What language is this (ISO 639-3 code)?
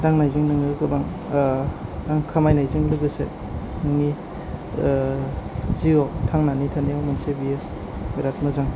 brx